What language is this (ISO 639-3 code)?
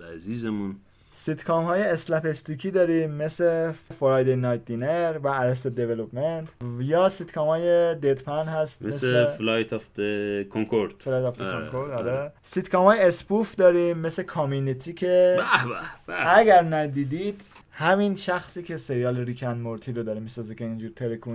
fas